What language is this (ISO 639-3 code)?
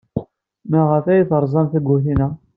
kab